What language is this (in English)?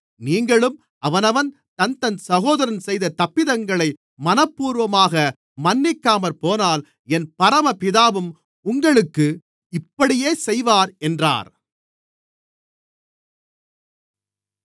Tamil